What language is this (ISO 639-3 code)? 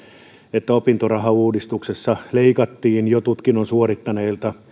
fin